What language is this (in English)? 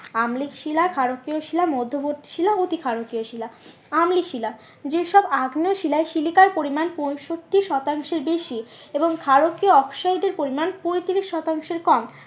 Bangla